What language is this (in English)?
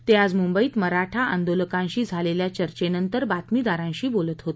Marathi